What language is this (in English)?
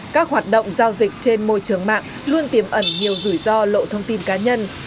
Vietnamese